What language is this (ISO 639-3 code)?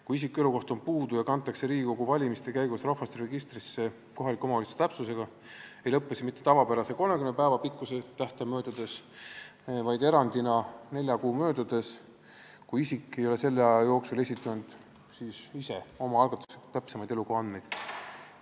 est